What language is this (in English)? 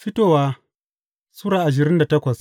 Hausa